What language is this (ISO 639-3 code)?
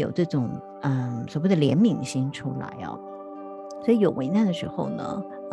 zho